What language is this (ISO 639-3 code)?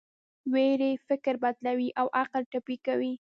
pus